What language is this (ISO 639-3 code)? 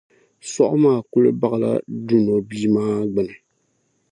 dag